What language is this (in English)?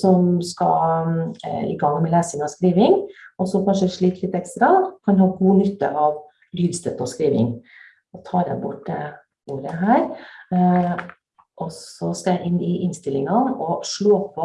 Norwegian